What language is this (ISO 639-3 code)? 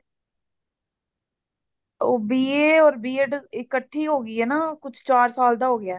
pan